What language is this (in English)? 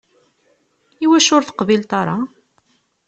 Kabyle